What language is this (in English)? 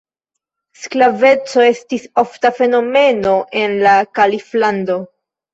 Esperanto